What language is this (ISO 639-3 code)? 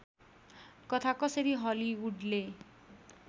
nep